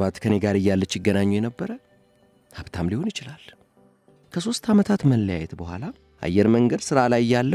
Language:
Arabic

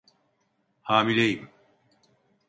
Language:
Turkish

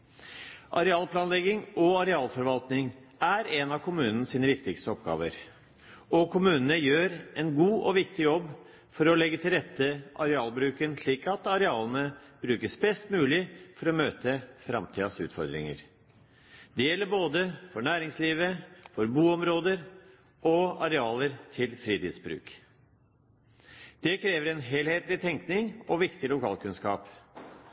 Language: Norwegian Bokmål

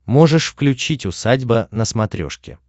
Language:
Russian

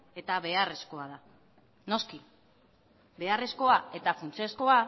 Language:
Basque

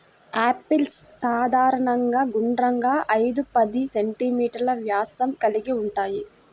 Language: Telugu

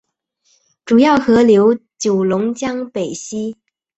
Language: Chinese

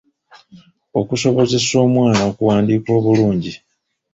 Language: Ganda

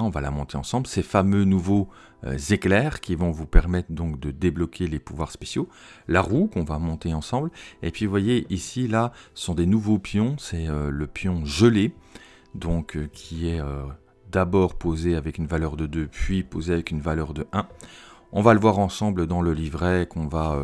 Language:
French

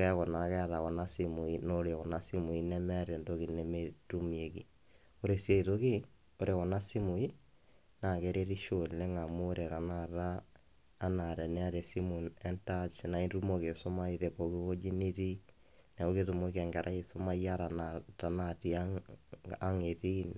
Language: Masai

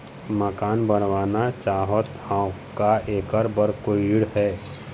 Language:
Chhattisgarhi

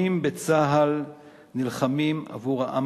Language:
Hebrew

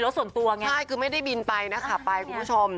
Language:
Thai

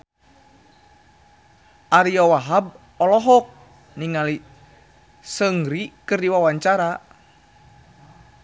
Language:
Sundanese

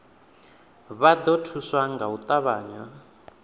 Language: Venda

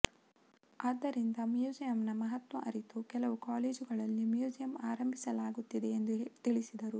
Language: Kannada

